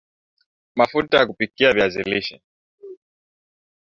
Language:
Swahili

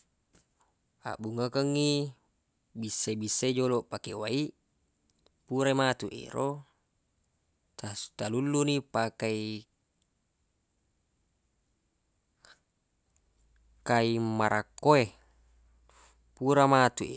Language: Buginese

